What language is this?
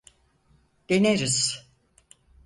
Turkish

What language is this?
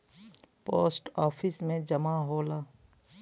Bhojpuri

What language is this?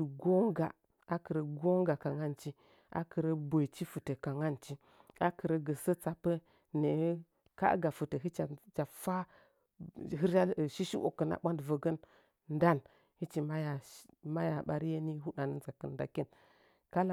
Nzanyi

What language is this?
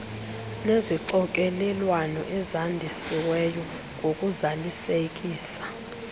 Xhosa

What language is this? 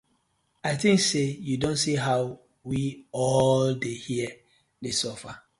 Nigerian Pidgin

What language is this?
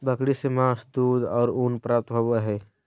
Magahi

